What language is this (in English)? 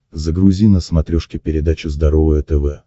Russian